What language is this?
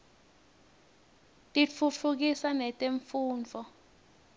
Swati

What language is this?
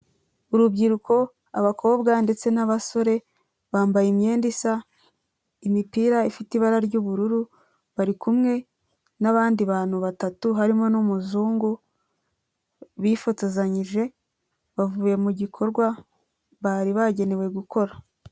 Kinyarwanda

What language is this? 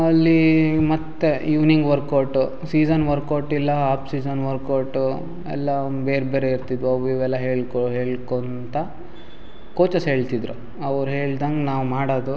Kannada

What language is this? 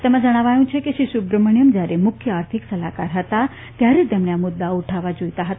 Gujarati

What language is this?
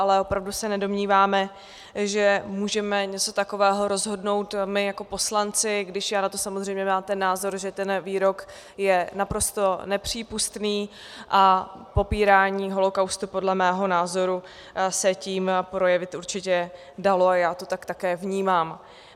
Czech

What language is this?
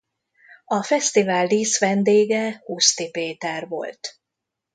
Hungarian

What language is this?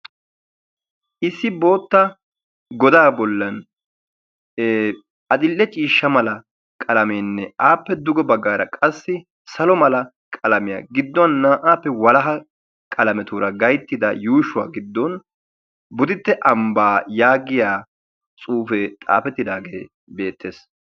Wolaytta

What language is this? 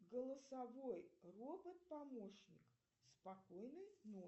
Russian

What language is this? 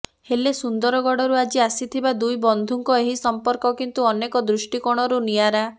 Odia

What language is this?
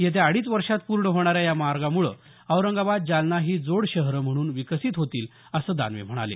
Marathi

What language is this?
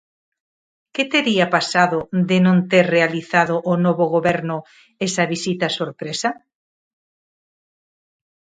Galician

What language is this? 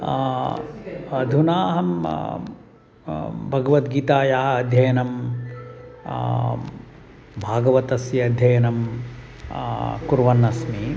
Sanskrit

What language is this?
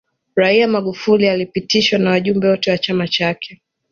Swahili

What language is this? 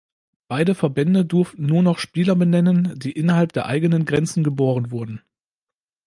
German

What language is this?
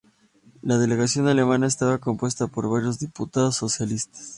Spanish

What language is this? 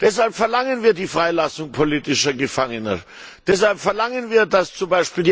German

